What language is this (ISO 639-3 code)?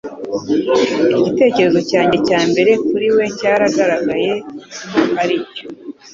kin